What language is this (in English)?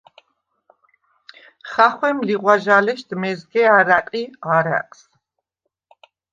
Svan